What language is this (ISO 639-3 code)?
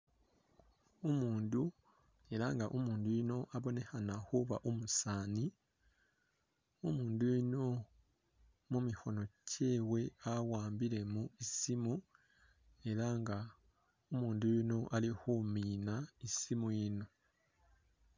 myx